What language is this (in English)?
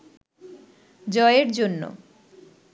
Bangla